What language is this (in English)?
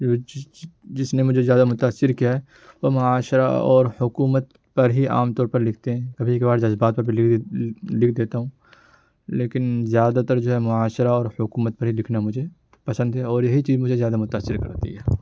Urdu